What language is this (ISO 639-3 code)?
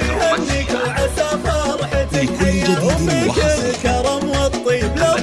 ara